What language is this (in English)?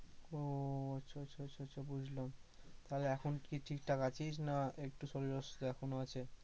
Bangla